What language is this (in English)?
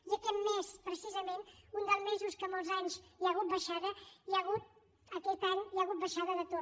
Catalan